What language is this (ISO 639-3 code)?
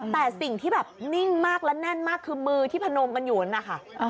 tha